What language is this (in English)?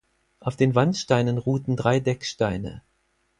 German